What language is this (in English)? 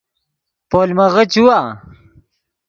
Yidgha